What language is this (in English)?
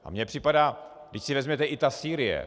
Czech